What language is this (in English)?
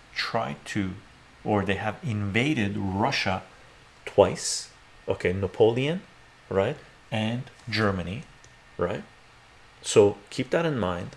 English